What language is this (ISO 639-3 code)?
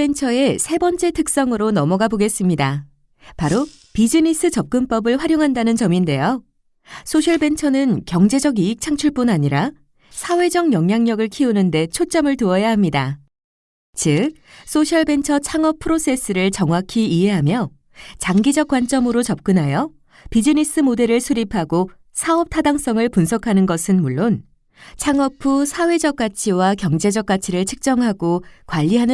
kor